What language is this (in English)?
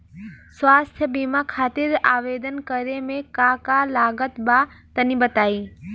Bhojpuri